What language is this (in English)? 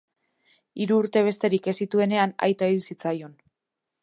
Basque